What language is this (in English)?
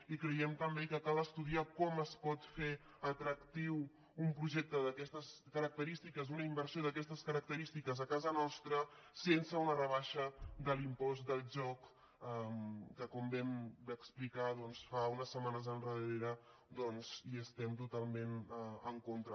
Catalan